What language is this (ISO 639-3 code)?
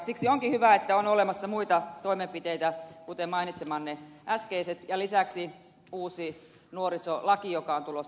fin